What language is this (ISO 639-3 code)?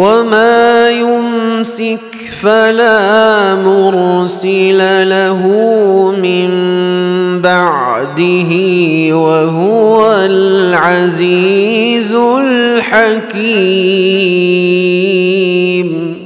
ara